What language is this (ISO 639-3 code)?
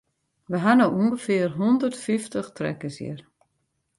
fry